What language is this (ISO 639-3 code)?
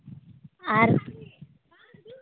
sat